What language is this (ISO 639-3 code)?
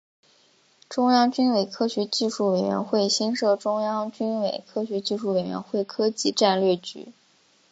zho